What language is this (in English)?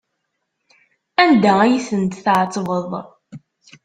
Kabyle